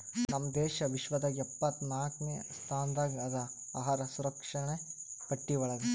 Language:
Kannada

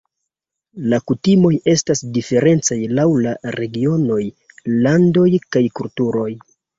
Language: Esperanto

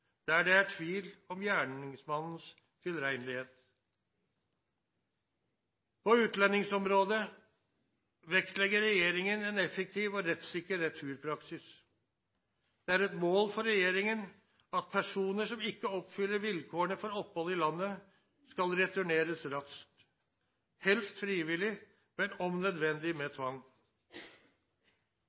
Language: Norwegian Nynorsk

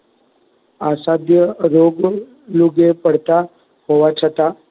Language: Gujarati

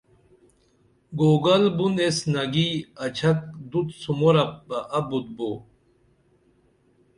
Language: Dameli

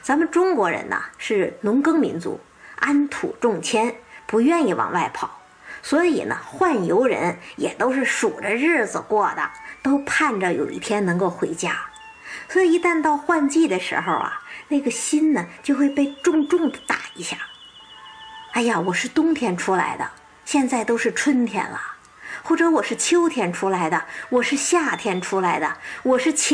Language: Chinese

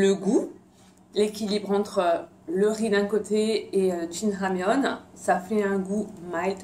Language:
French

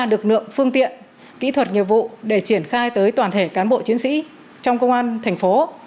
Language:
Vietnamese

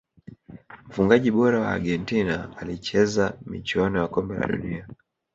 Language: Swahili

